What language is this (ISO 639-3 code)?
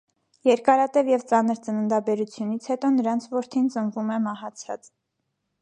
hye